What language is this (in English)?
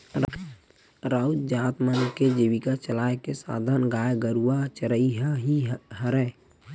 Chhattisgarhi